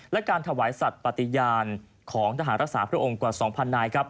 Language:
Thai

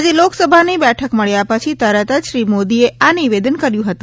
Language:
Gujarati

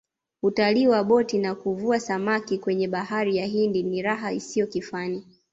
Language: Swahili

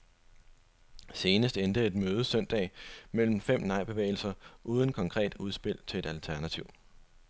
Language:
Danish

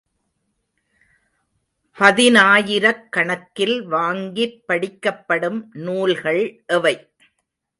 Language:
Tamil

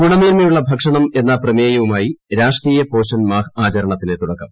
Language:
Malayalam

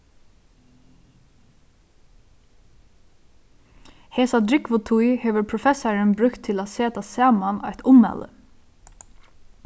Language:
Faroese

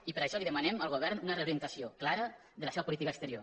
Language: Catalan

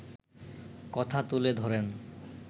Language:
Bangla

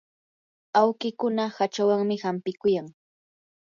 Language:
Yanahuanca Pasco Quechua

